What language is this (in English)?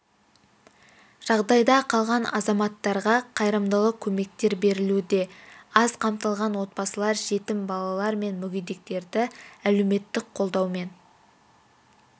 Kazakh